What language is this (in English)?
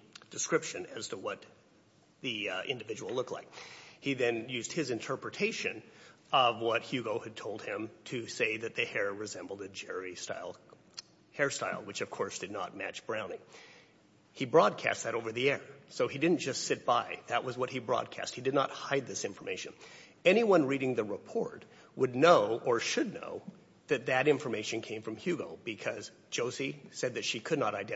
English